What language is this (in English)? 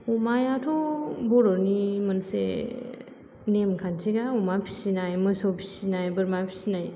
Bodo